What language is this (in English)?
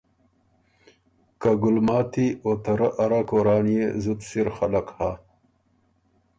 Ormuri